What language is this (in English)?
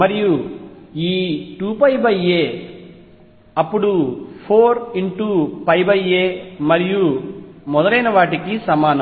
Telugu